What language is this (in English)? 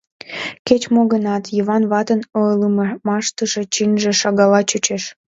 Mari